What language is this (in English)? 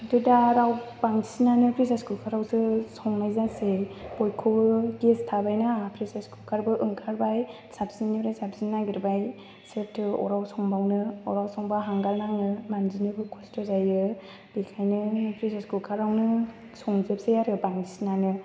Bodo